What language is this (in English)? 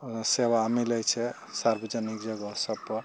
Maithili